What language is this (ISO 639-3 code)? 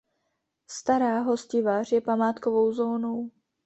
ces